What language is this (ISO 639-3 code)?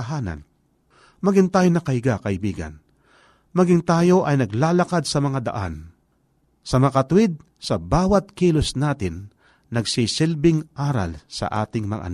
fil